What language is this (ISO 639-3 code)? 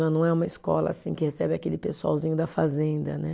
por